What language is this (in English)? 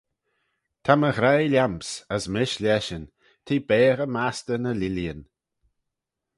Manx